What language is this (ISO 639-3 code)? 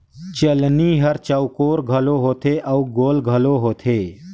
hne